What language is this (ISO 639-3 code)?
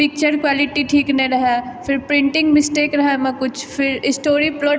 mai